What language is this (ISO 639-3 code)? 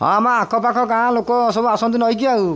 ori